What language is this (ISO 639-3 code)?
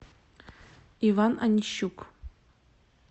rus